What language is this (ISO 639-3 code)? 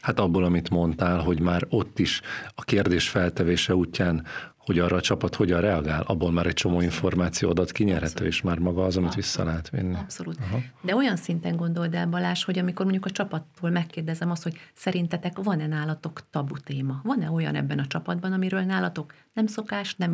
hun